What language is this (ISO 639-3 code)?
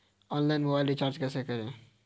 hin